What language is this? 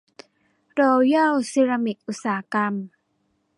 Thai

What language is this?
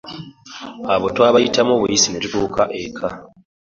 Ganda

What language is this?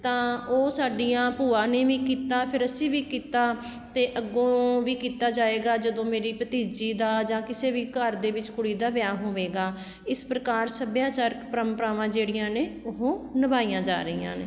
Punjabi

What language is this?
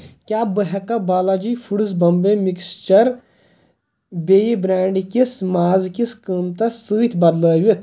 Kashmiri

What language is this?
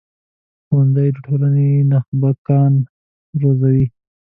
Pashto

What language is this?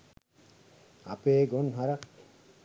Sinhala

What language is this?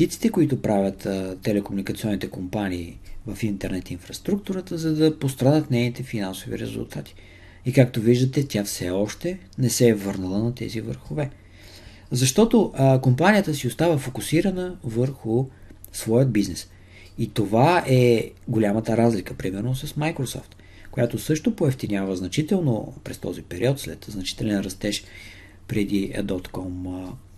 Bulgarian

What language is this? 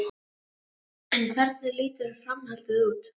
Icelandic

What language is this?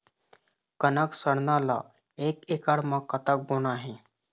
Chhattisgarhi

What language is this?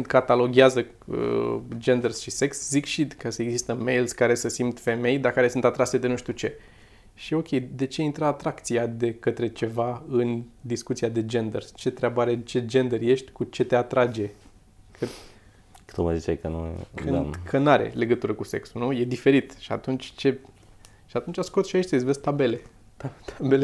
Romanian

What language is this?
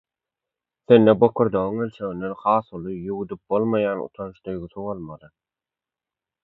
Turkmen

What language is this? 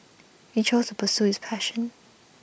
English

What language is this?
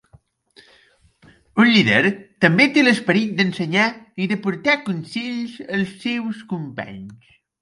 Catalan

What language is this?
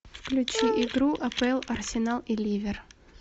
Russian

